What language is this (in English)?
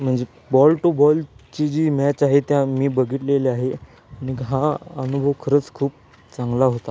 Marathi